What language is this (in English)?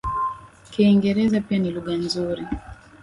Swahili